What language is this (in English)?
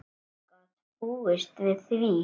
Icelandic